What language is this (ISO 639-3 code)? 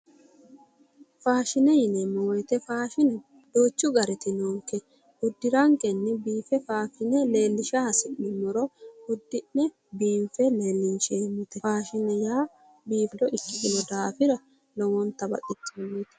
sid